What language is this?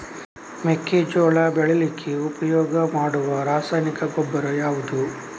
Kannada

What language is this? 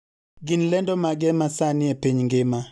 Luo (Kenya and Tanzania)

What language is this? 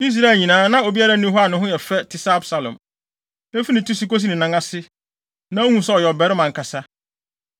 Akan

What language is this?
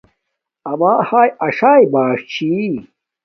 Domaaki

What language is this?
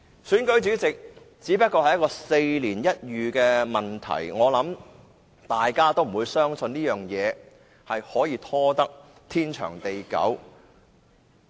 Cantonese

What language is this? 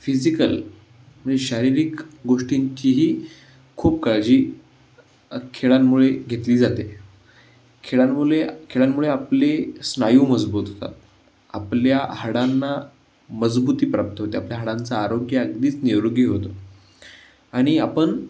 Marathi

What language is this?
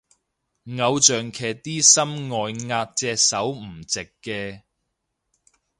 Cantonese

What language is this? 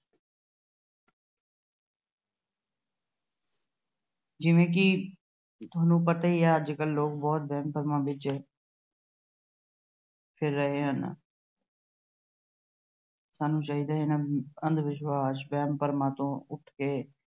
Punjabi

